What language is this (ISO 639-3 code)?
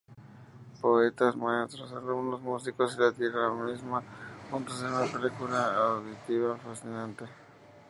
spa